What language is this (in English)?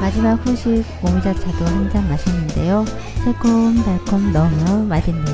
Korean